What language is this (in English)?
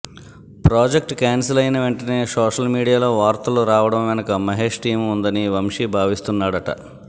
Telugu